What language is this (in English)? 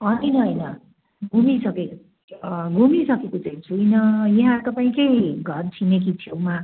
Nepali